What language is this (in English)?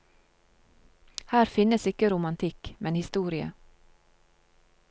Norwegian